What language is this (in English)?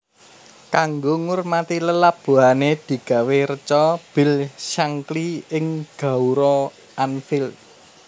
Javanese